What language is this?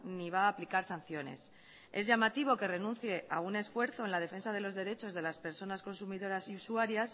Spanish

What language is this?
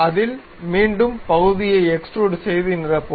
Tamil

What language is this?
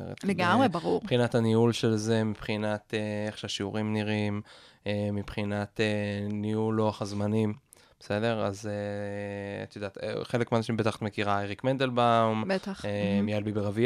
Hebrew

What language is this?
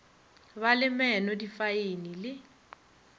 Northern Sotho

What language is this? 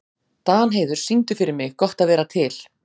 Icelandic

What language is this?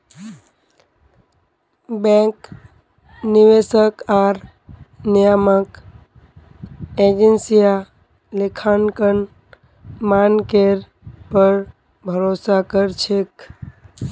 Magahi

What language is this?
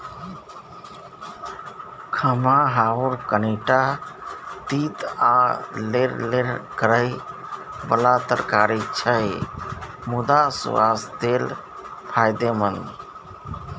Maithili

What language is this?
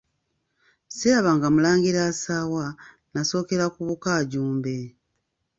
Ganda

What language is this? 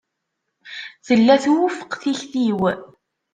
Kabyle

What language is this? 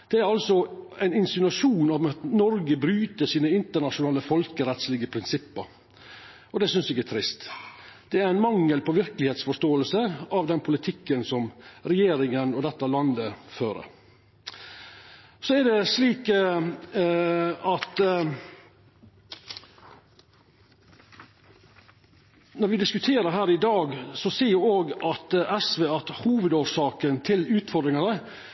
Norwegian Nynorsk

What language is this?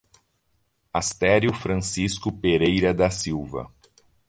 Portuguese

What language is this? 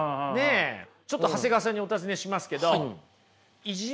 Japanese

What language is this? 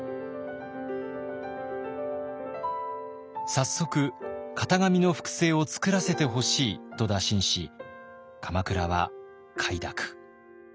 Japanese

